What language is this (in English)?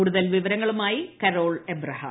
Malayalam